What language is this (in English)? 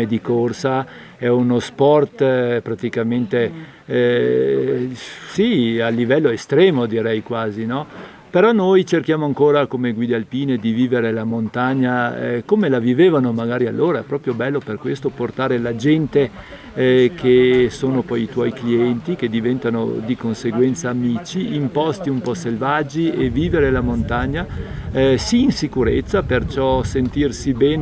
Italian